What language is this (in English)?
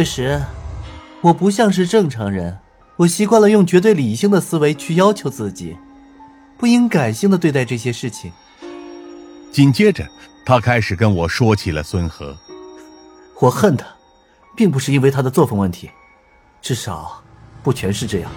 Chinese